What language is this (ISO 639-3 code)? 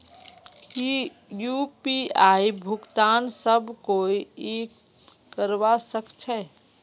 mag